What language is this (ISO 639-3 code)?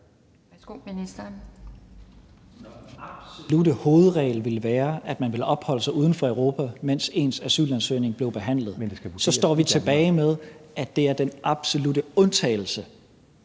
dan